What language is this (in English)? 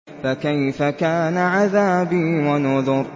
Arabic